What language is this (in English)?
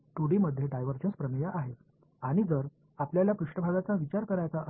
Tamil